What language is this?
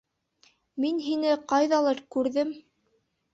Bashkir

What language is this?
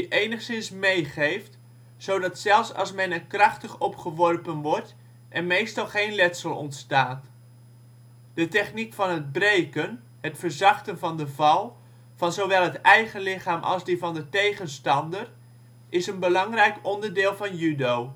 Dutch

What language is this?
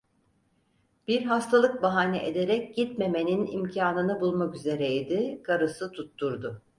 Turkish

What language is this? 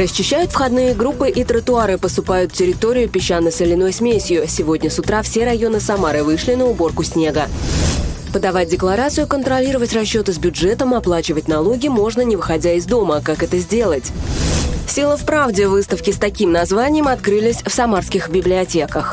Russian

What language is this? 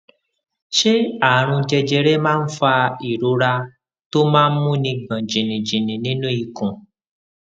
Yoruba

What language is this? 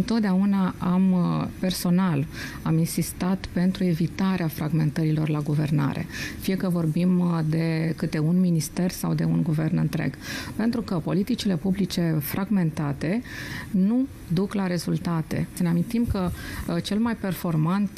Romanian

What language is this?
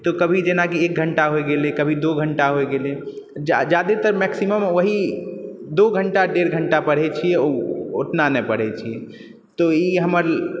Maithili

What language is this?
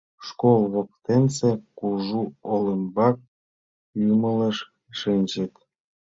Mari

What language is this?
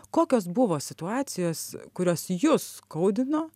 Lithuanian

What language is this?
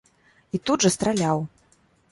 Belarusian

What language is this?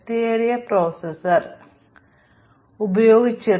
Malayalam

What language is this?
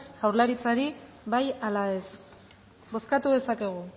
Basque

